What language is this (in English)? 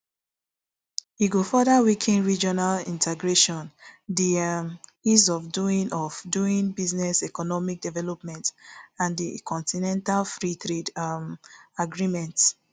Nigerian Pidgin